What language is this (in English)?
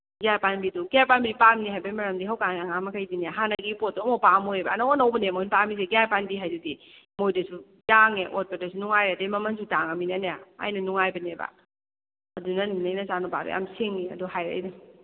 Manipuri